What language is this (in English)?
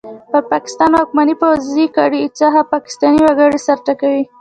Pashto